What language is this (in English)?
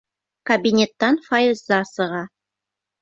Bashkir